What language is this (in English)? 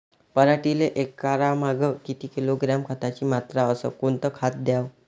Marathi